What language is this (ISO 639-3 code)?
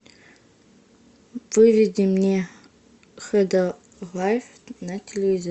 rus